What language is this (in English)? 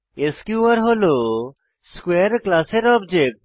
Bangla